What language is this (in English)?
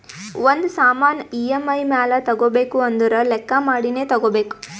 Kannada